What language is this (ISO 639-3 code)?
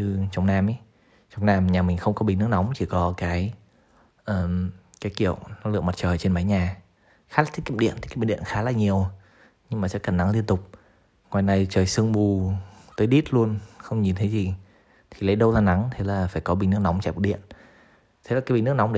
vie